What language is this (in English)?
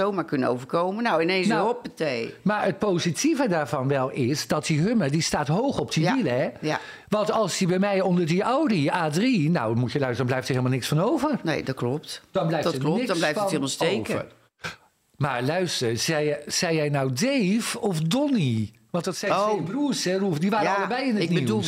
Dutch